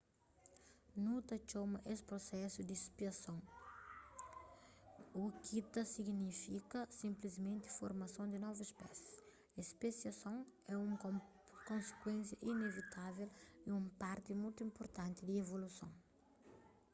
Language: Kabuverdianu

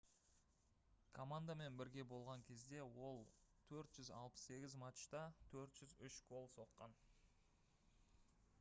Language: Kazakh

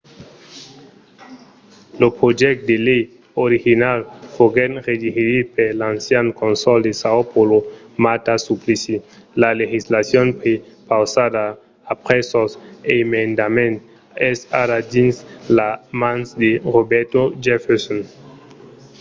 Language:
Occitan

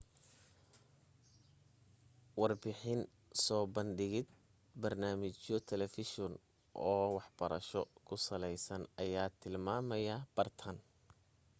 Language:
Somali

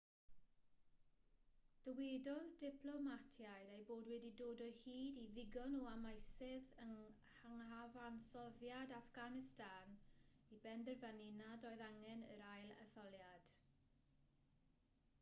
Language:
Welsh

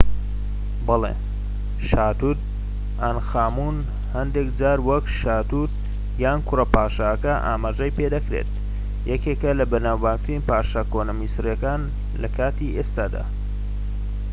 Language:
Central Kurdish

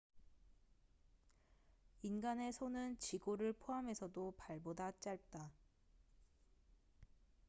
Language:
Korean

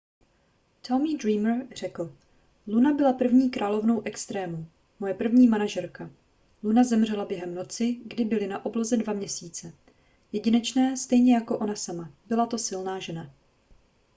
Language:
Czech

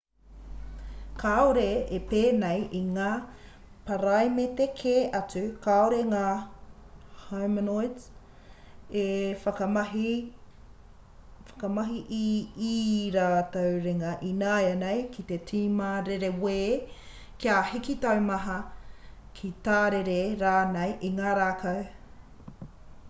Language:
Māori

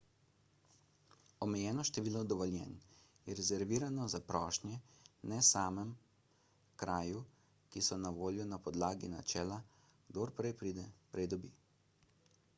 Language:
Slovenian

